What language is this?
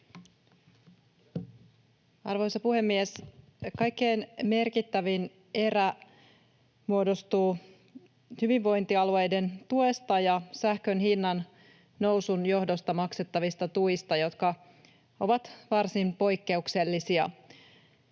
Finnish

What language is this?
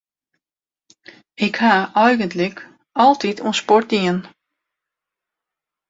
Western Frisian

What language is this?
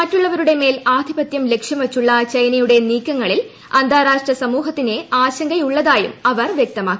Malayalam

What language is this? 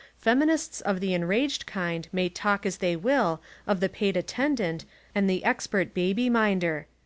English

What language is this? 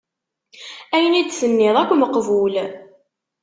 Kabyle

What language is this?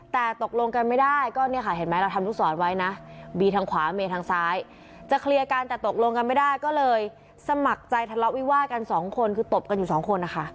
Thai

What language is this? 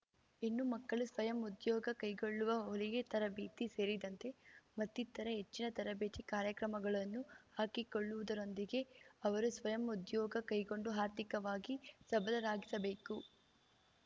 Kannada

